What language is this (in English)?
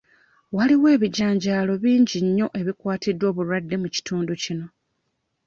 Ganda